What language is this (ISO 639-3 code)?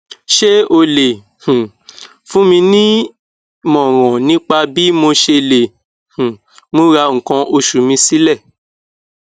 yor